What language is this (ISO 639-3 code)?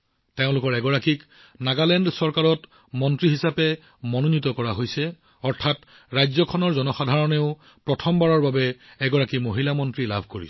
asm